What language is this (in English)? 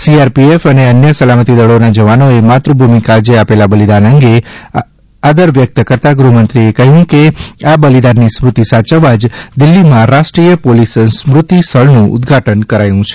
Gujarati